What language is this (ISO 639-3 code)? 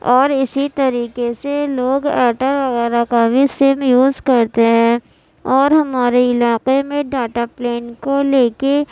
urd